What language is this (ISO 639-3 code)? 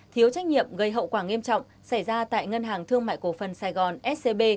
vie